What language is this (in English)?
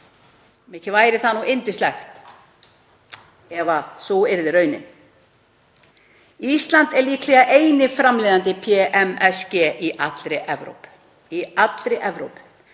Icelandic